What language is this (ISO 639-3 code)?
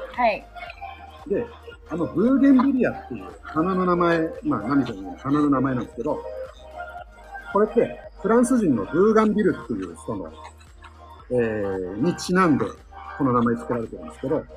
jpn